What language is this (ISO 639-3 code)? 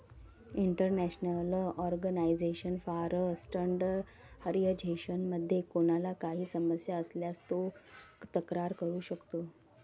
mar